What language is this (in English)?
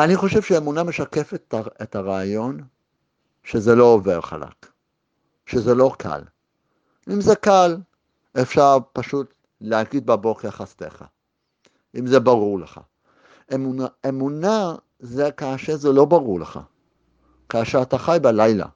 Hebrew